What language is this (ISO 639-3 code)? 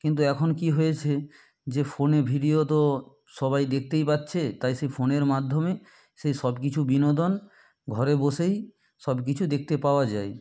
ben